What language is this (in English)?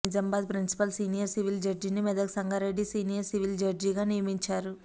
Telugu